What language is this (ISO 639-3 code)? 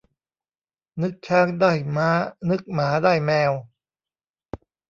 tha